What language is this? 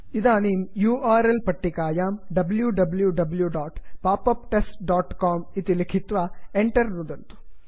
Sanskrit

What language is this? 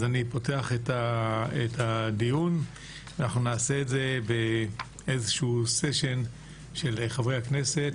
Hebrew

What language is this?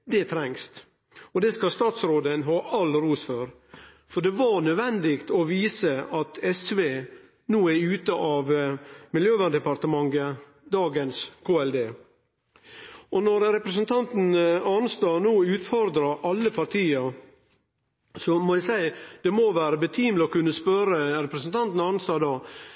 Norwegian Nynorsk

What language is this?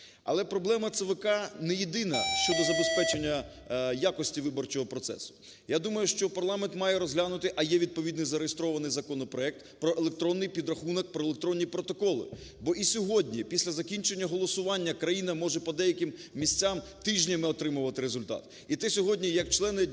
Ukrainian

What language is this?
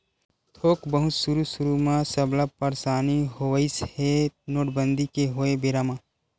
Chhattisgarhi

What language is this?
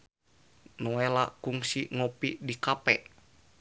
Sundanese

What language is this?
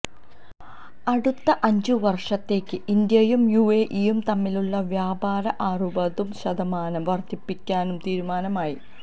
Malayalam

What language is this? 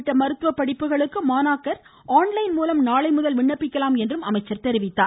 Tamil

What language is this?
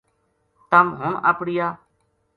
Gujari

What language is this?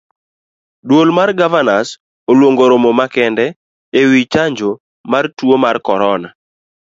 Luo (Kenya and Tanzania)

